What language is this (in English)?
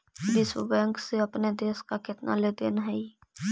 Magahi